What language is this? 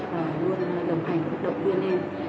Vietnamese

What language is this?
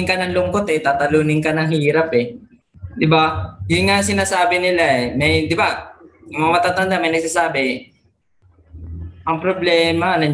Filipino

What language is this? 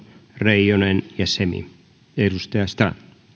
Finnish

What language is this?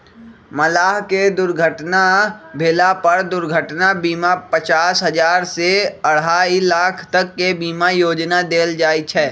Magahi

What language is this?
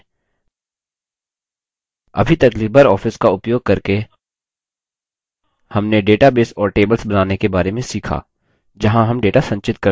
Hindi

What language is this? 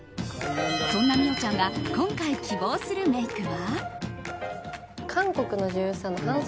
Japanese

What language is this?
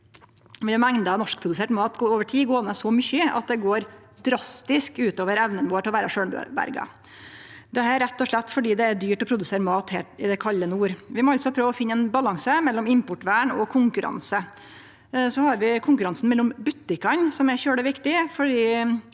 Norwegian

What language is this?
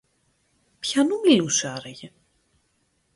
Greek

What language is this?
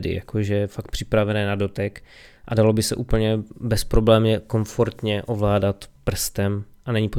Czech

